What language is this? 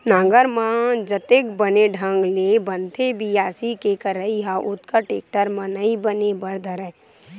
Chhattisgarhi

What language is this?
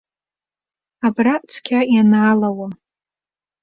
Abkhazian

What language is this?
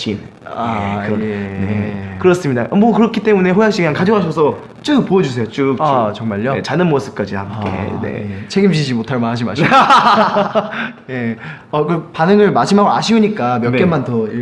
Korean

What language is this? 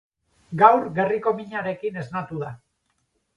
Basque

